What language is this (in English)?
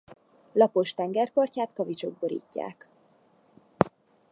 Hungarian